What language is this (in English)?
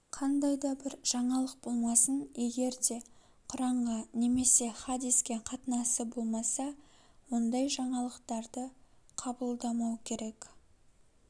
Kazakh